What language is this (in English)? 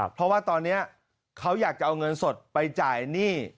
Thai